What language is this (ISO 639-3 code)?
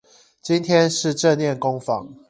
zho